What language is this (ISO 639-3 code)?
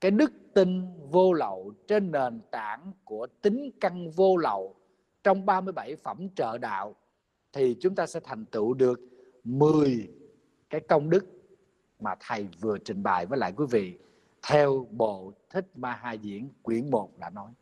vie